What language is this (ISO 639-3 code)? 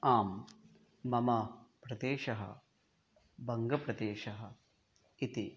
san